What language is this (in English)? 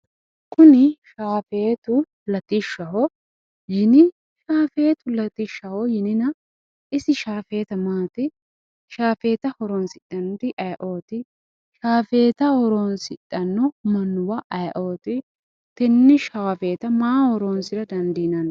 Sidamo